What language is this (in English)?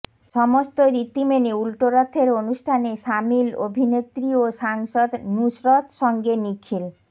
Bangla